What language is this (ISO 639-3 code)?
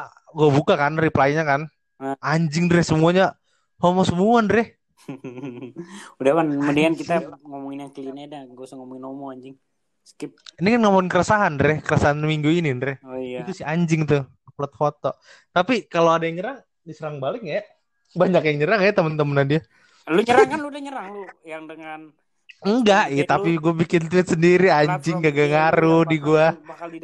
ind